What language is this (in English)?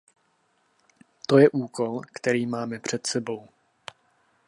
Czech